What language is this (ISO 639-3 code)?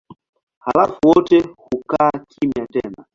swa